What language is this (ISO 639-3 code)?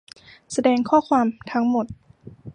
tha